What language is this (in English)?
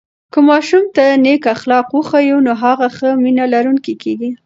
Pashto